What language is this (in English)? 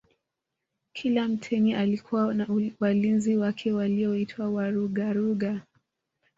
Swahili